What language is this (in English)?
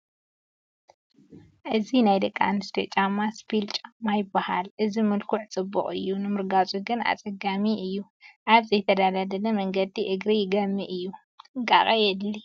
Tigrinya